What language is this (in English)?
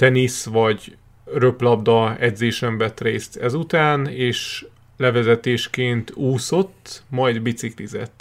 Hungarian